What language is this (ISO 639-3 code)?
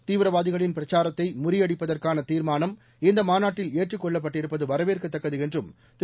tam